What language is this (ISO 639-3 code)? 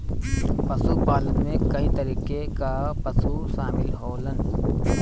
bho